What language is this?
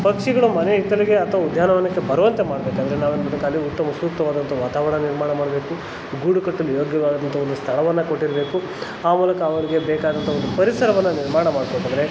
Kannada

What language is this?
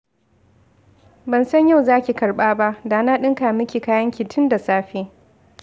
Hausa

